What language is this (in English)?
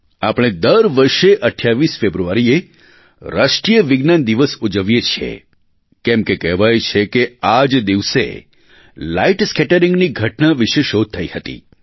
Gujarati